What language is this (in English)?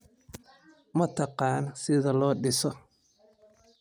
Somali